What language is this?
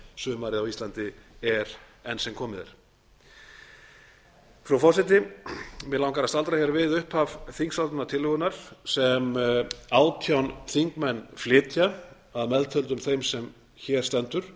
Icelandic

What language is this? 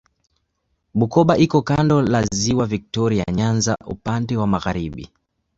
Swahili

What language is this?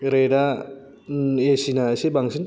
Bodo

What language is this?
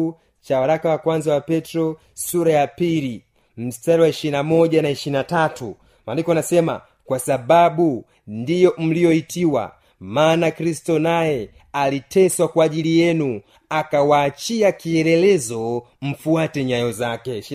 Swahili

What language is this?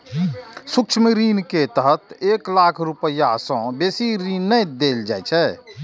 Maithili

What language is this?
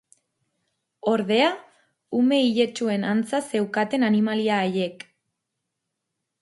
Basque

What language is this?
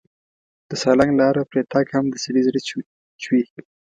Pashto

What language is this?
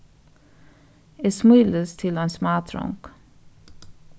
Faroese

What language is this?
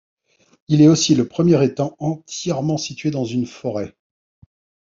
French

